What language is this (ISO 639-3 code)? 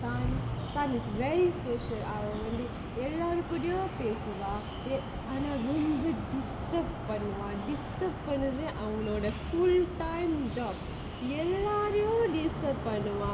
eng